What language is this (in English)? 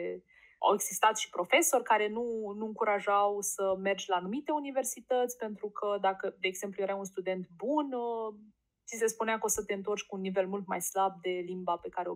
Romanian